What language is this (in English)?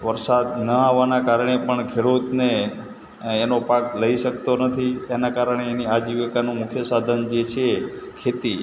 Gujarati